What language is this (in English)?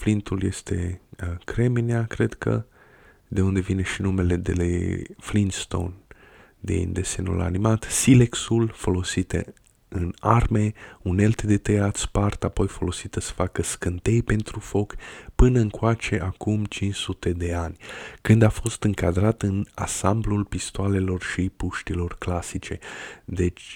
Romanian